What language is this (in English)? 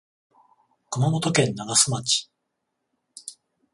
Japanese